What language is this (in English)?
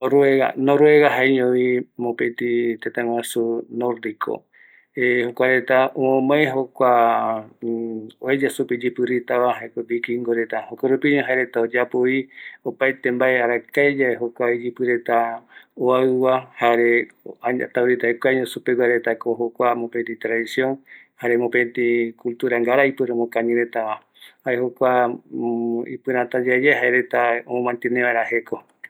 Eastern Bolivian Guaraní